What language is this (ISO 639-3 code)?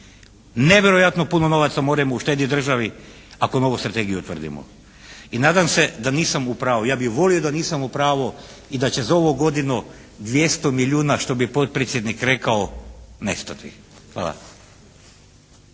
hrv